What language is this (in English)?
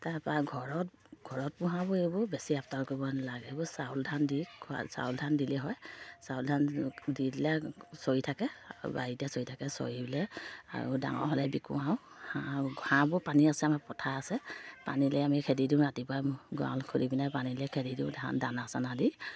Assamese